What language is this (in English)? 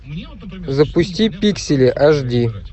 Russian